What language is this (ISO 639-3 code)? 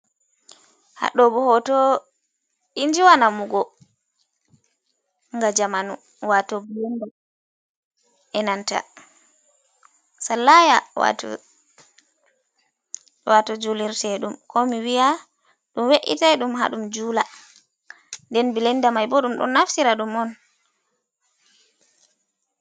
ful